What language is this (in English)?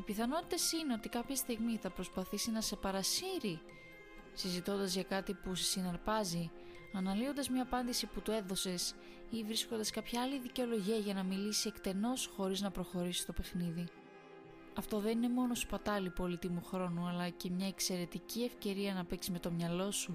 Greek